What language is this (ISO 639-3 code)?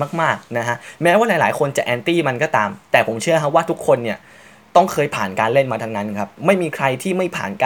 tha